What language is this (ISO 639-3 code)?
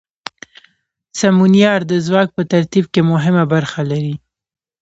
pus